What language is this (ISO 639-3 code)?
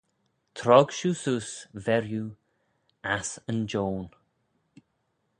glv